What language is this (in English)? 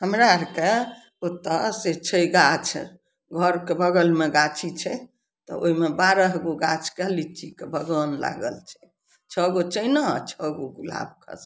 Maithili